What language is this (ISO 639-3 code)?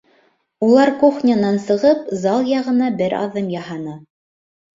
bak